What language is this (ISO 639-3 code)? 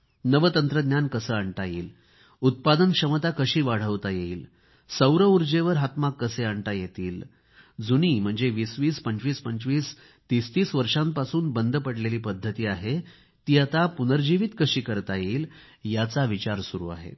mar